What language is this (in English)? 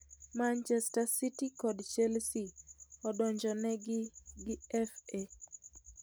Luo (Kenya and Tanzania)